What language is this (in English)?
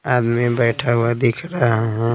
Hindi